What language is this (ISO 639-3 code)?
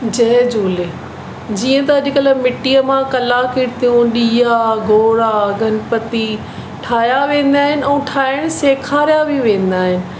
snd